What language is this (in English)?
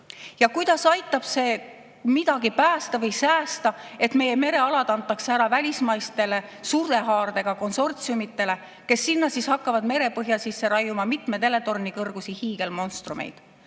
Estonian